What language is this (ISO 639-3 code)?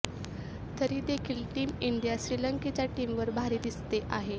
mar